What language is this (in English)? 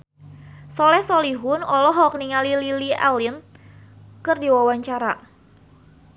Sundanese